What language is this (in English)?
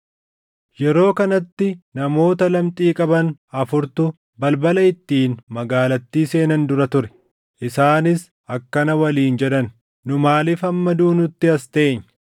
Oromo